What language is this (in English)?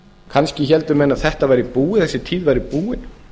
Icelandic